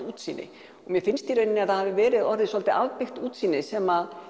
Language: Icelandic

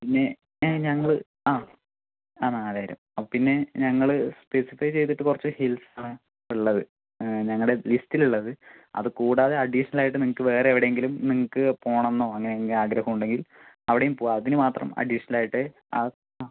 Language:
Malayalam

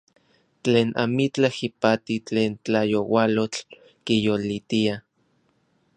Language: Orizaba Nahuatl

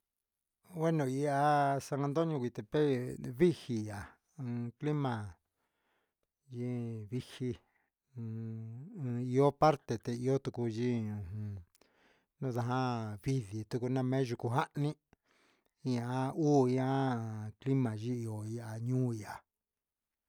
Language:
Huitepec Mixtec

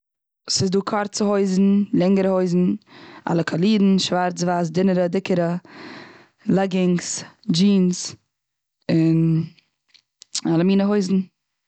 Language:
Yiddish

